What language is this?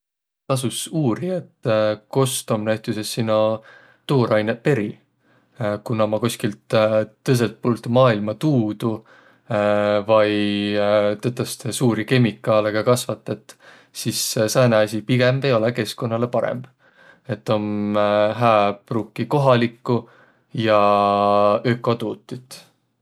Võro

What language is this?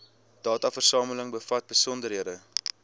Afrikaans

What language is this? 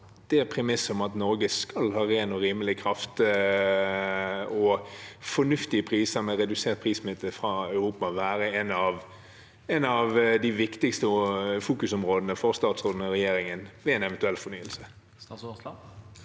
Norwegian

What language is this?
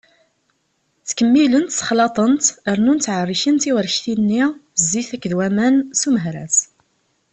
Kabyle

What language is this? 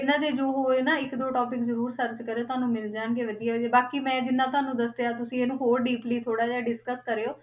Punjabi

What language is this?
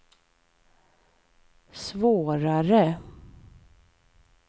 Swedish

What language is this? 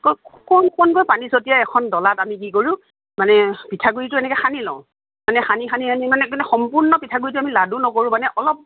Assamese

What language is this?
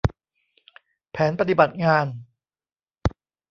Thai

